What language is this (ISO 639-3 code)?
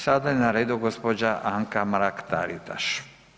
hrv